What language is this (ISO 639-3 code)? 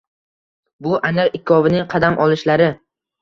uzb